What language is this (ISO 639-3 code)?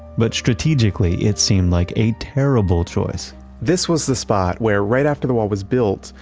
eng